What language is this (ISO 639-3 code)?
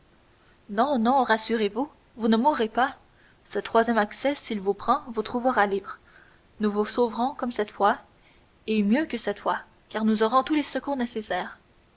fra